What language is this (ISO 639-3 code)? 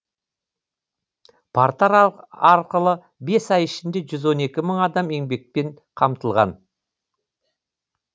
kaz